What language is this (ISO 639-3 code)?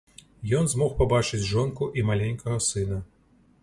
bel